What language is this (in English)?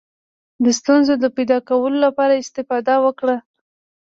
Pashto